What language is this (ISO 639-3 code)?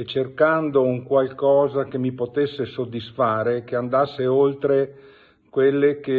ita